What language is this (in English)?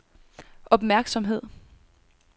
Danish